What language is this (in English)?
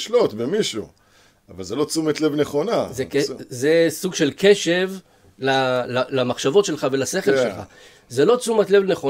Hebrew